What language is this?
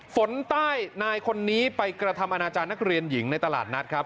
Thai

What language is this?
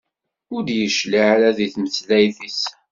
Kabyle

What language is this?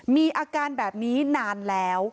Thai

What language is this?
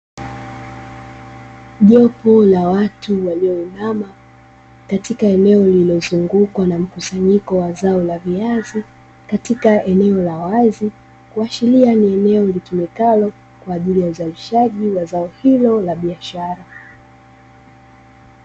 Swahili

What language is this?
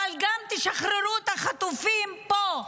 Hebrew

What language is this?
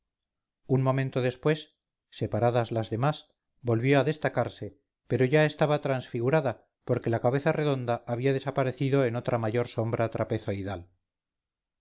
Spanish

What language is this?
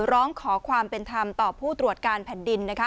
Thai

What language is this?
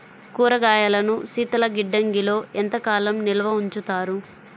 Telugu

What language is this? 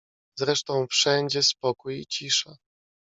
Polish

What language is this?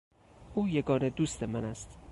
Persian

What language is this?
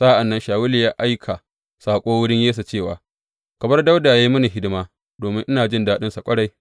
Hausa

